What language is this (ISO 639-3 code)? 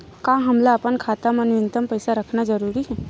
hne